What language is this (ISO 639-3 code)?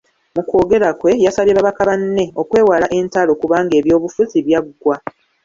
lug